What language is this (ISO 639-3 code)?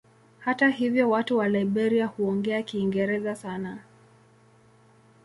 swa